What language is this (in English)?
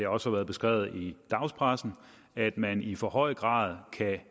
Danish